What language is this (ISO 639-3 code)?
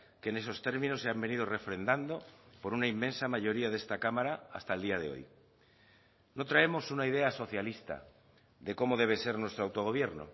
spa